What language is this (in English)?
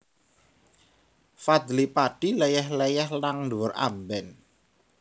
Javanese